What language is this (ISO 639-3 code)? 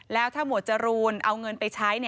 tha